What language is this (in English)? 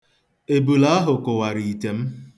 Igbo